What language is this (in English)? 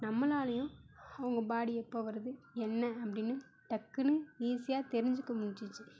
Tamil